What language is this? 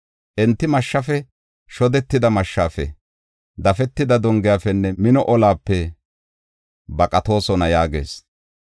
Gofa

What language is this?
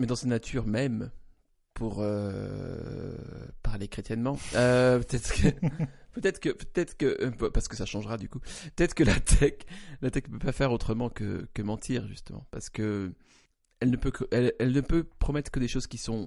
French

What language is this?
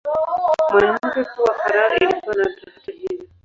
Swahili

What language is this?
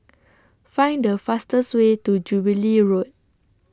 English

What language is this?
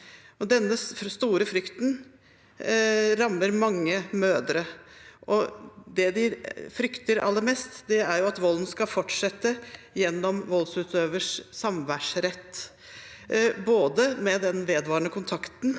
Norwegian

